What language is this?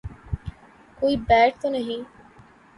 Urdu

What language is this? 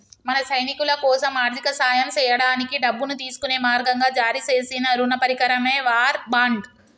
Telugu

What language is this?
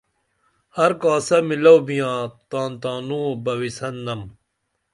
Dameli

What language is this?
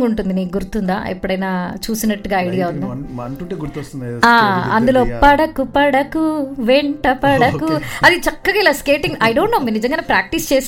Telugu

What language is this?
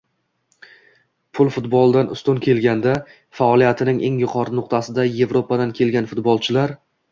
Uzbek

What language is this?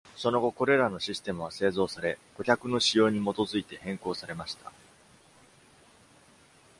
Japanese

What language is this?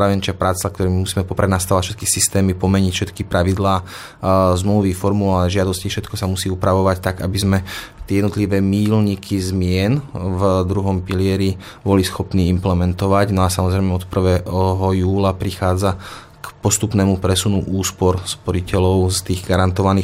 Slovak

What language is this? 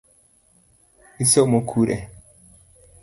Luo (Kenya and Tanzania)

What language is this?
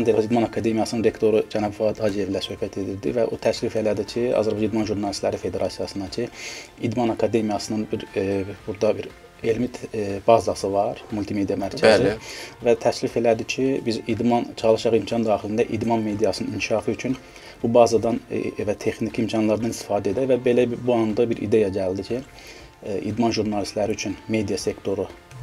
Turkish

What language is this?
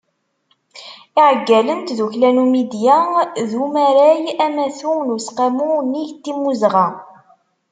Kabyle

